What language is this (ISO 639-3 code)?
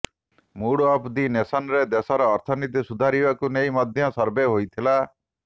ori